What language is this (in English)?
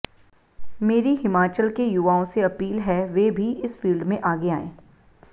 Hindi